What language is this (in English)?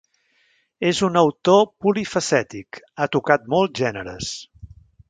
Catalan